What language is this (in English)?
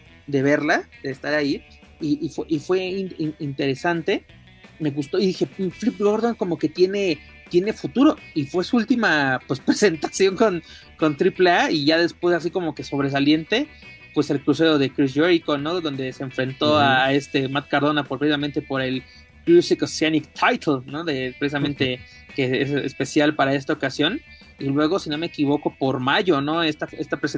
Spanish